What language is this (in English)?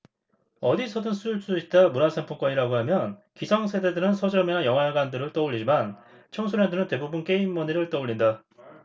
Korean